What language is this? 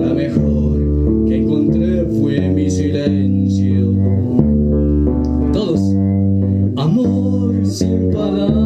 Spanish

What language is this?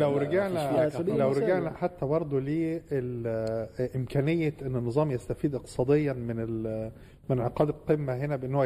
Arabic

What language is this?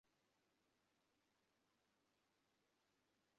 Bangla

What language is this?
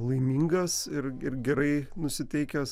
Lithuanian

